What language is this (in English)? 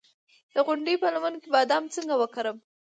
Pashto